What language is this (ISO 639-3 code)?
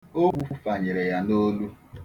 ibo